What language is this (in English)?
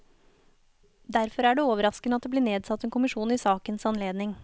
Norwegian